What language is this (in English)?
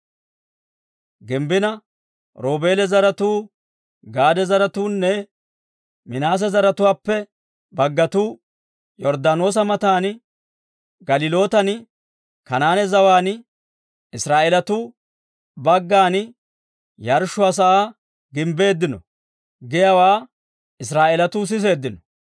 Dawro